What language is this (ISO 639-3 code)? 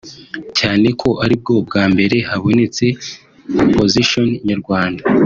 kin